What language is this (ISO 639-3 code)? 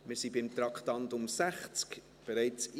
gsw